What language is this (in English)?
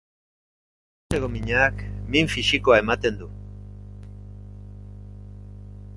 Basque